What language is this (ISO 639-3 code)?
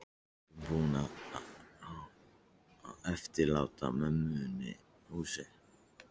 isl